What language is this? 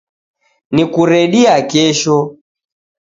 Taita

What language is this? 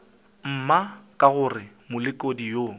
Northern Sotho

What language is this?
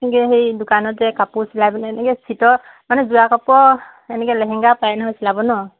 Assamese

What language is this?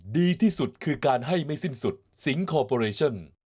Thai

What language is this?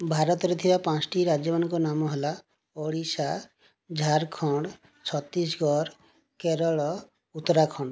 Odia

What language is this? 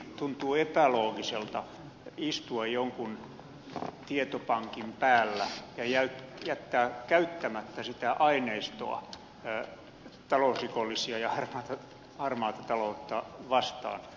Finnish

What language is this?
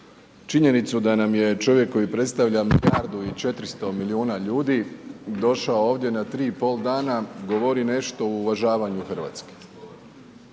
Croatian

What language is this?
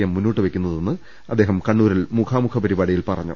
Malayalam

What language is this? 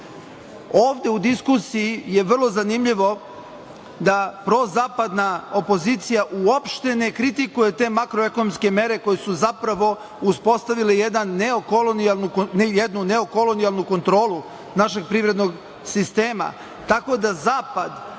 Serbian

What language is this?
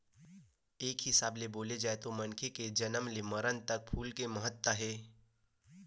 Chhattisgarhi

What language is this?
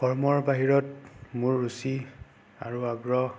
Assamese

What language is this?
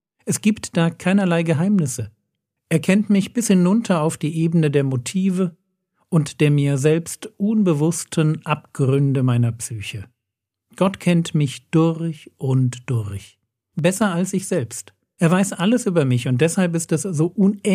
German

